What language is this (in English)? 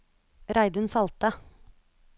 Norwegian